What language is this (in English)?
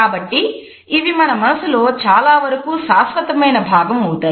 Telugu